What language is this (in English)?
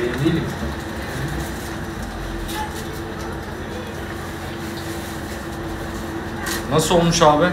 Turkish